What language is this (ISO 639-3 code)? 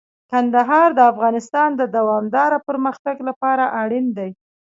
pus